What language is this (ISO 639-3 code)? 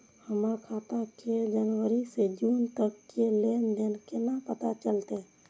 mai